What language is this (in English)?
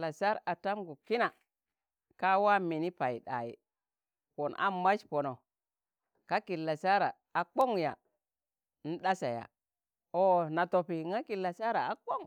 Tangale